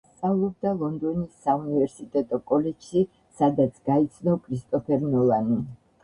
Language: Georgian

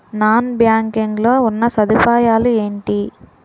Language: Telugu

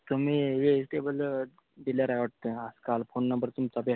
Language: Marathi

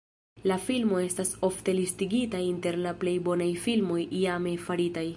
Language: Esperanto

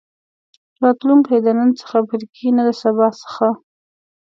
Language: Pashto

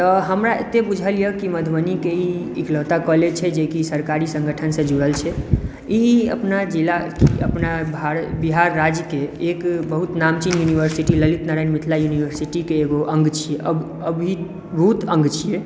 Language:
Maithili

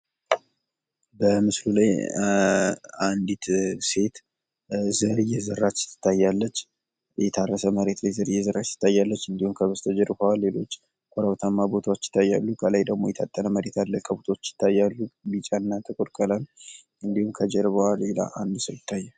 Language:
Amharic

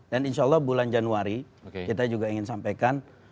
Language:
Indonesian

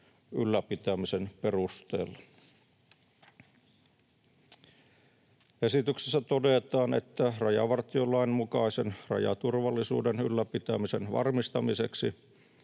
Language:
Finnish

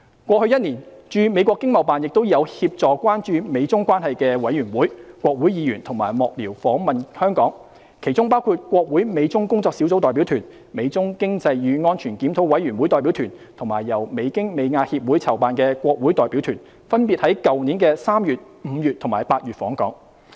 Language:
Cantonese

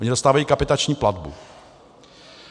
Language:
Czech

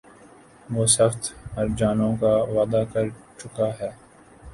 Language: Urdu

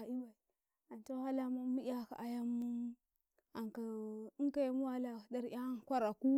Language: Karekare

